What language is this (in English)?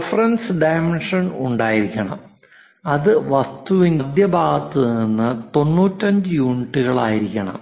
Malayalam